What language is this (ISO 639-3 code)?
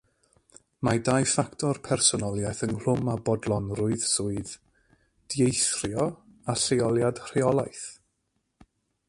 cym